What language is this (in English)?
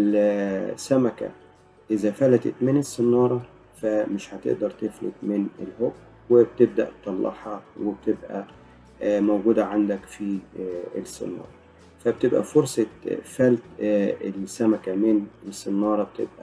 Arabic